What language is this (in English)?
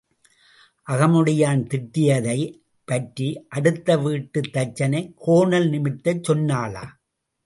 Tamil